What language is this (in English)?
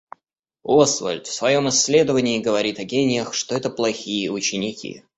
Russian